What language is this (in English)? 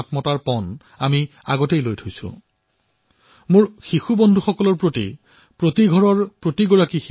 Assamese